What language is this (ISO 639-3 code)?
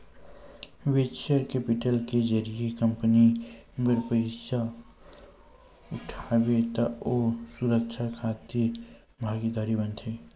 hne